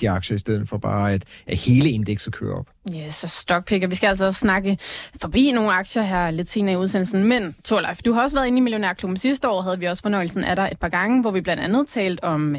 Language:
Danish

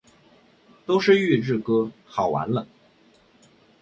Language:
Chinese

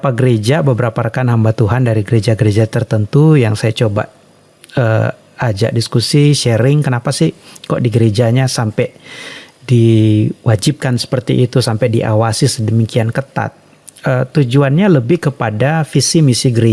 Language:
Indonesian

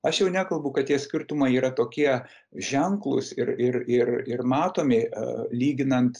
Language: Lithuanian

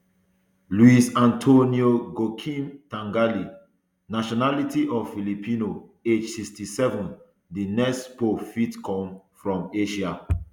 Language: Nigerian Pidgin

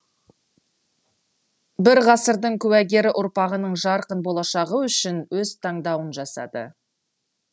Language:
Kazakh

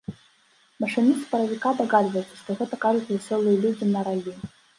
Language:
Belarusian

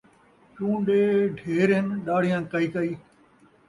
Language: Saraiki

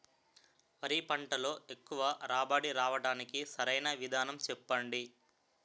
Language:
Telugu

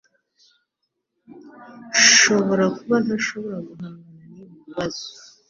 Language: Kinyarwanda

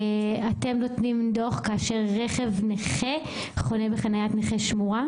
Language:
Hebrew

